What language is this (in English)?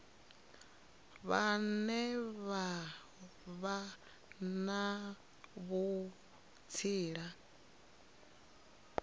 Venda